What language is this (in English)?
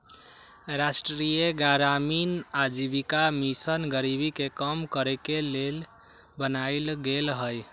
Magahi